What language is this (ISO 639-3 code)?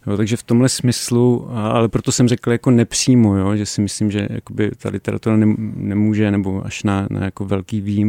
ces